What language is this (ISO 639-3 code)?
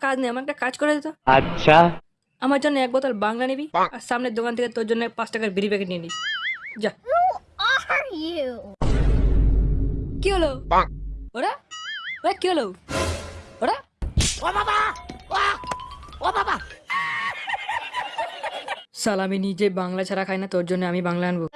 ben